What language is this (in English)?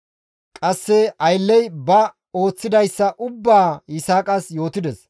Gamo